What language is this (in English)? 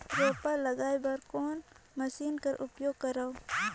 Chhattisgarhi